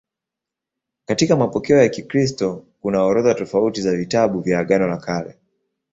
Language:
Swahili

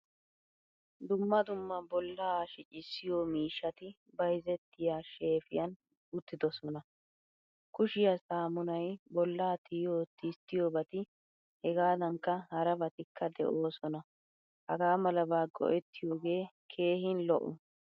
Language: Wolaytta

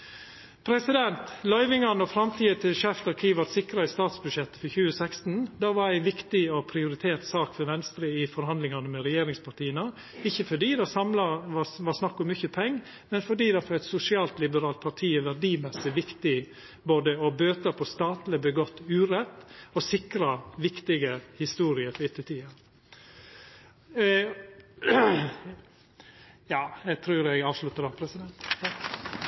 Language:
Norwegian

